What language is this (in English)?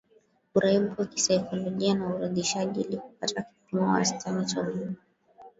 Swahili